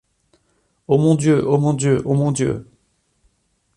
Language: French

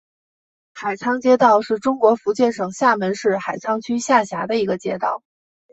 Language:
Chinese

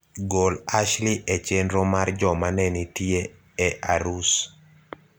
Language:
Luo (Kenya and Tanzania)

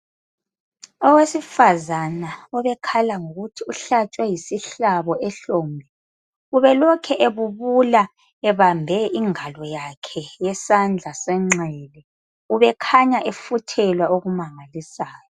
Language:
North Ndebele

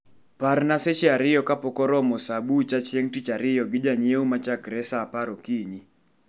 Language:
Luo (Kenya and Tanzania)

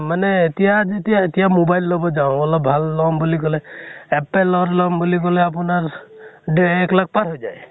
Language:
Assamese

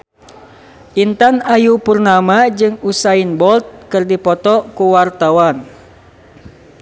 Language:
Sundanese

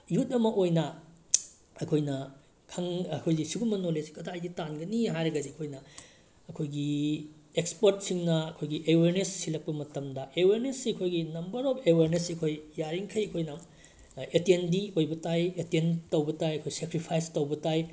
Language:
Manipuri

